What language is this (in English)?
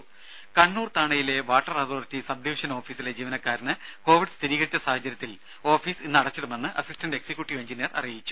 Malayalam